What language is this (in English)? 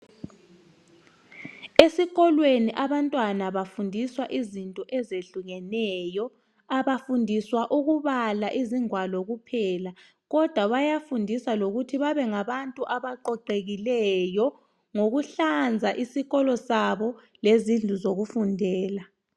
North Ndebele